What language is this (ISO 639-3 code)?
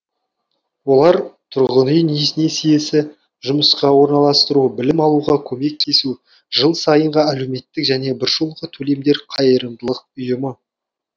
kaz